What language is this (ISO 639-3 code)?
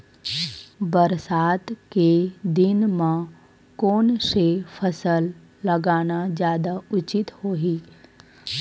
hne